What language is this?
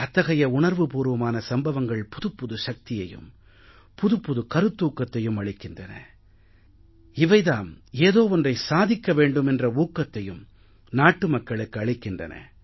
Tamil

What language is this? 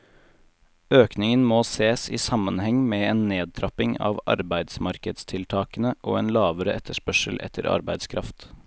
Norwegian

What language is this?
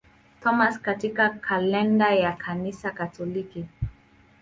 Swahili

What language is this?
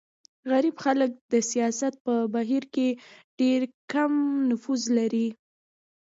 Pashto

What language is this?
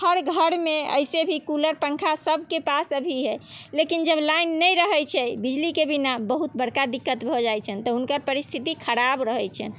Maithili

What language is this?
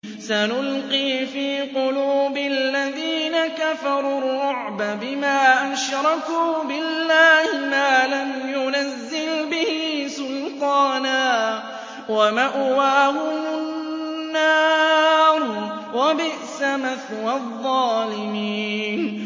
Arabic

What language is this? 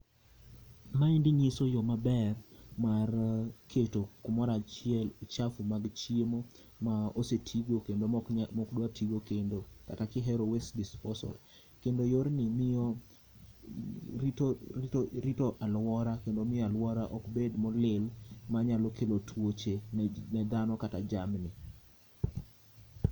Luo (Kenya and Tanzania)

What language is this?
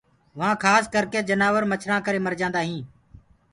Gurgula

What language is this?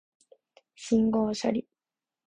Japanese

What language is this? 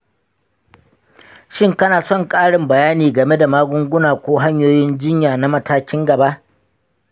Hausa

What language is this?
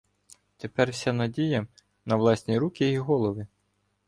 Ukrainian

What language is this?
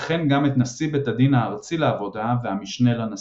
Hebrew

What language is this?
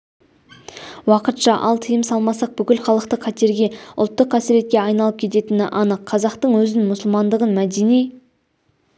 Kazakh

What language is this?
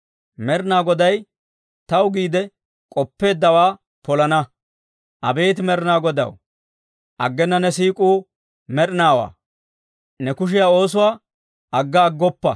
Dawro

